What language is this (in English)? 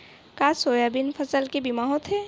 Chhattisgarhi